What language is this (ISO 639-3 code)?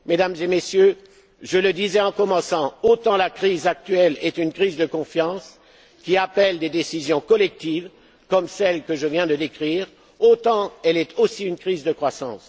fra